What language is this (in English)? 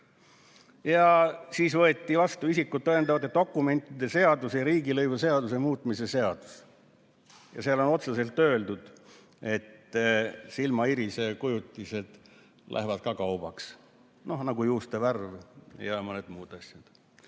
Estonian